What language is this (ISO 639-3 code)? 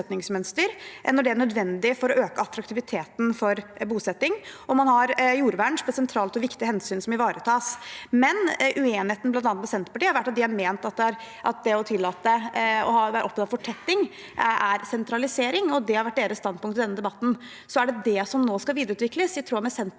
nor